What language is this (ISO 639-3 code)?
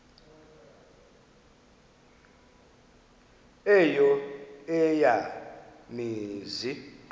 xho